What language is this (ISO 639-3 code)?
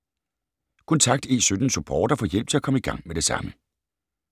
dan